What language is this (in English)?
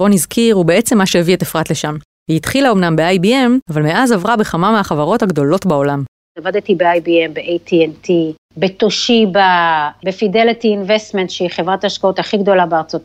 Hebrew